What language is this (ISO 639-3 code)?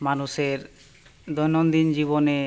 ben